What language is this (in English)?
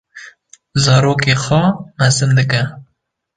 Kurdish